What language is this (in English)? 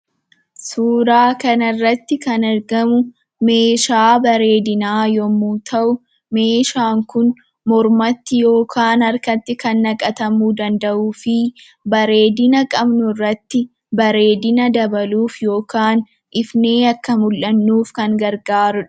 Oromo